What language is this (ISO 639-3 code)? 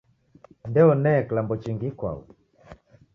dav